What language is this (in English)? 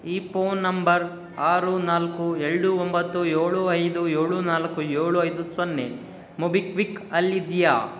Kannada